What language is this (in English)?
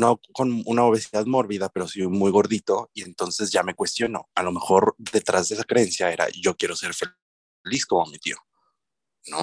Spanish